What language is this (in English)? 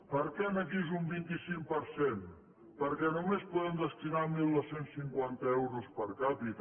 Catalan